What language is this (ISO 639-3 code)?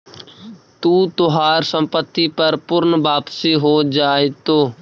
mag